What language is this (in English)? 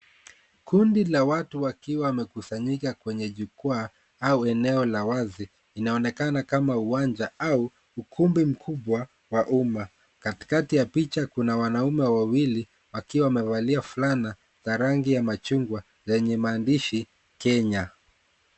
Swahili